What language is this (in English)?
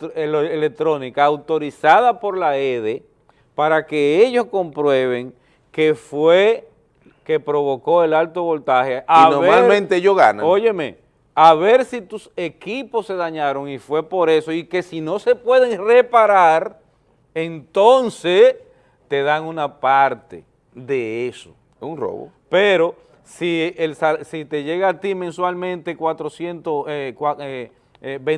Spanish